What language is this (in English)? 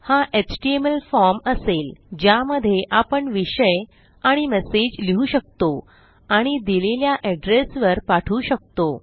Marathi